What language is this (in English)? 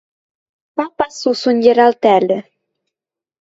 Western Mari